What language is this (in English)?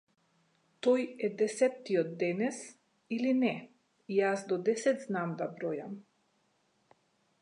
Macedonian